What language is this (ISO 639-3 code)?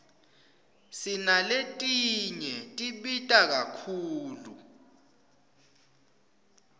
ssw